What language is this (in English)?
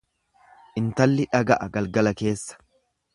Oromo